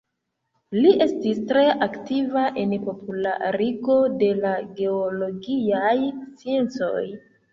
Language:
Esperanto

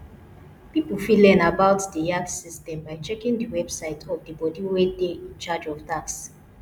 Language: Nigerian Pidgin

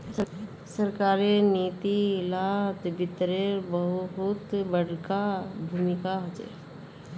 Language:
Magahi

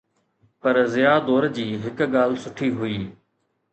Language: Sindhi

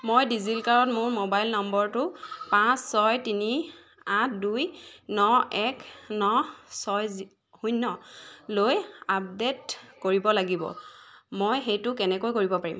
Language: Assamese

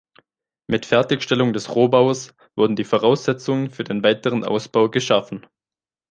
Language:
German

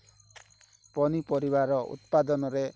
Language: Odia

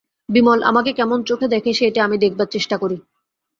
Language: Bangla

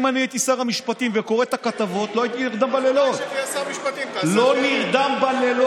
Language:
Hebrew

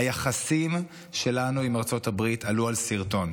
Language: Hebrew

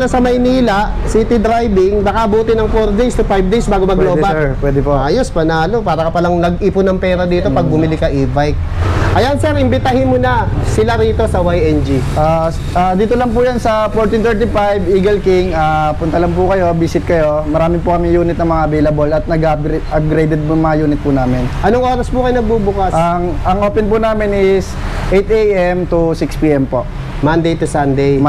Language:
Filipino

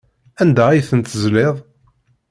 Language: Kabyle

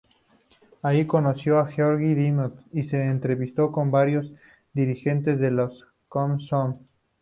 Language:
Spanish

